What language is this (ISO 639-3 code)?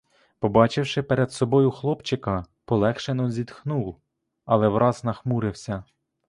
ukr